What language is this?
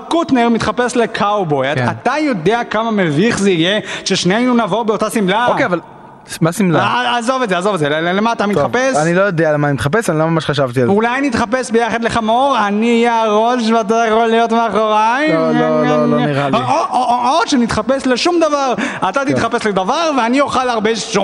Hebrew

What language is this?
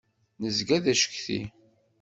Kabyle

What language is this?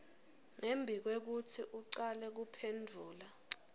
Swati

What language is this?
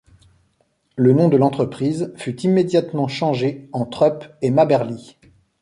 French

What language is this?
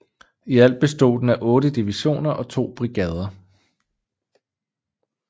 Danish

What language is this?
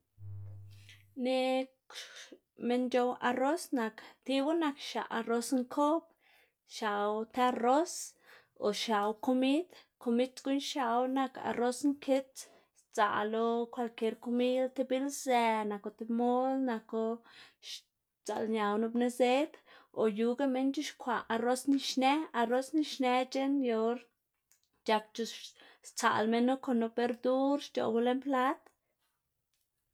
Xanaguía Zapotec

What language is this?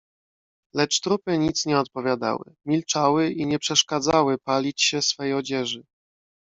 Polish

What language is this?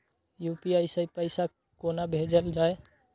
Maithili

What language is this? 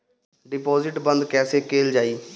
Bhojpuri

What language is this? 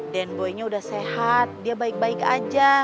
Indonesian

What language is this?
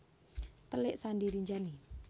Javanese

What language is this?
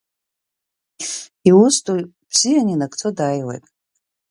Abkhazian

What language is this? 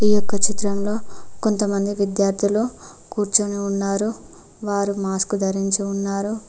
Telugu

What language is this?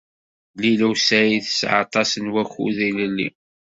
Kabyle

